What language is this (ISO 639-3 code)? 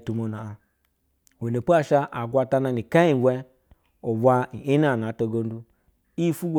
bzw